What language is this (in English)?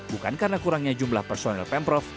Indonesian